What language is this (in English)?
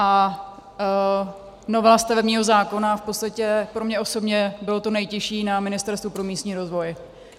Czech